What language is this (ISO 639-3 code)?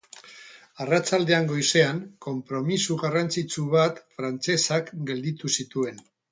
eus